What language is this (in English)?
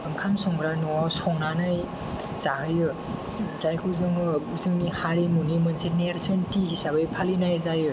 Bodo